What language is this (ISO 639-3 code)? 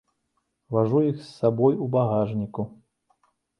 bel